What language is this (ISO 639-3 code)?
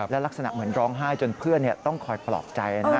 tha